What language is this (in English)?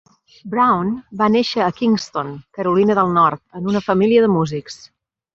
Catalan